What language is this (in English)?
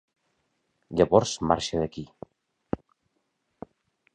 Catalan